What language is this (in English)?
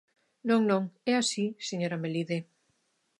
Galician